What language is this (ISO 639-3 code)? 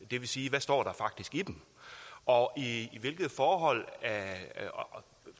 dan